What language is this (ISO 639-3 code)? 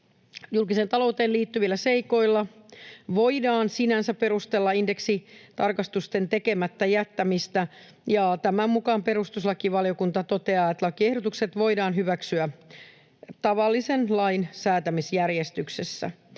fin